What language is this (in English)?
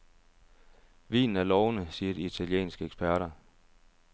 Danish